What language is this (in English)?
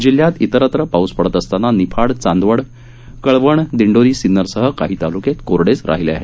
Marathi